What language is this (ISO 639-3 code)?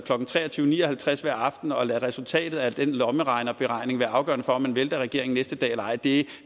dan